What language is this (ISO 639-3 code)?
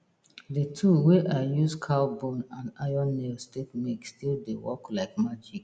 pcm